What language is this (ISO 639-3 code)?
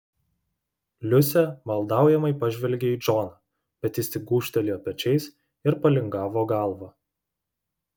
lit